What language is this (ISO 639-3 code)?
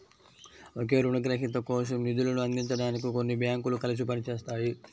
tel